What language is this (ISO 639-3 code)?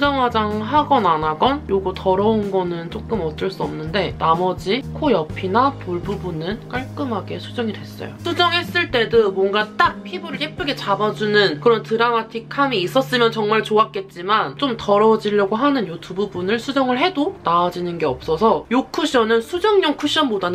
kor